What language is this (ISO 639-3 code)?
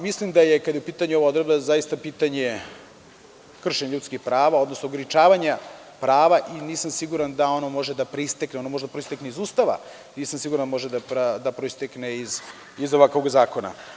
srp